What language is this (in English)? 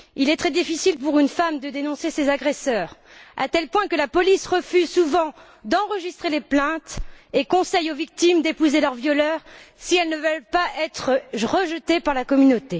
French